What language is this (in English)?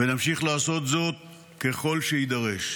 Hebrew